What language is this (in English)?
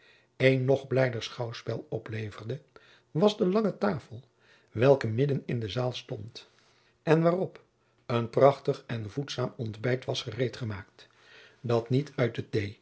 Dutch